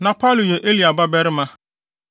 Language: Akan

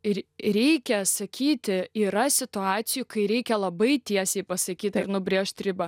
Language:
Lithuanian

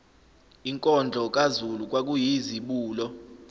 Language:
Zulu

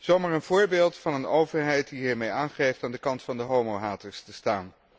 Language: Dutch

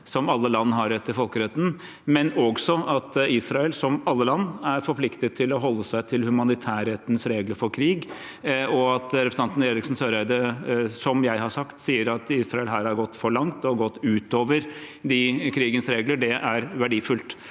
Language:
Norwegian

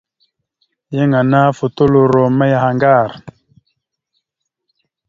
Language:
Mada (Cameroon)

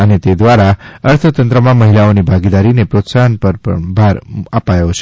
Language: Gujarati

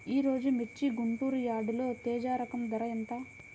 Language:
Telugu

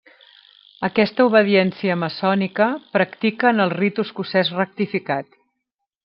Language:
Catalan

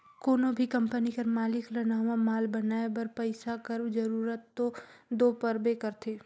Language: Chhattisgarhi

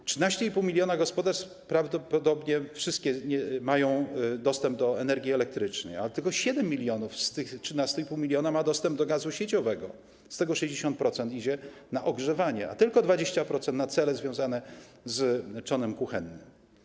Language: Polish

